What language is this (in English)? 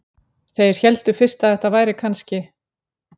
Icelandic